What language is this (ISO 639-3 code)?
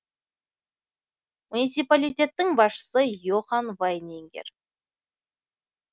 kaz